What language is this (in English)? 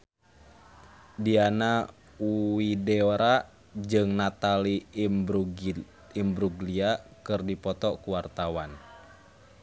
Sundanese